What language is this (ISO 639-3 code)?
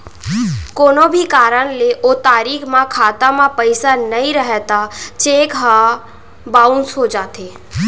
hne